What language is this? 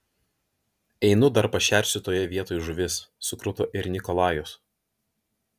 Lithuanian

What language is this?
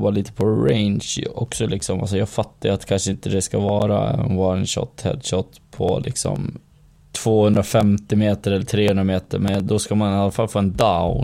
Swedish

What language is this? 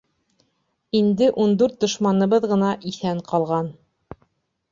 Bashkir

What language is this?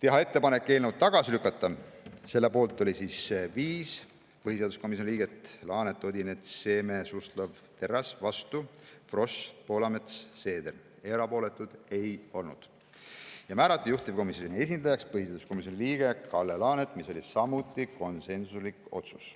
Estonian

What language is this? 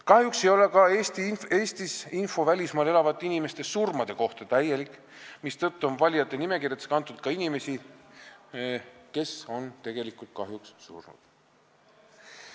Estonian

